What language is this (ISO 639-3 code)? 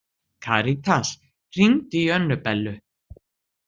isl